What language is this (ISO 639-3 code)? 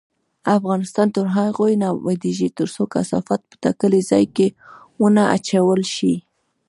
pus